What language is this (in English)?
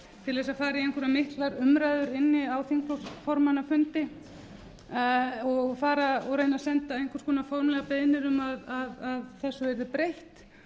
Icelandic